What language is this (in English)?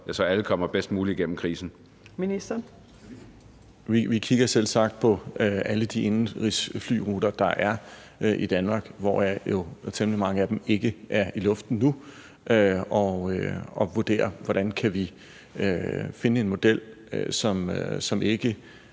Danish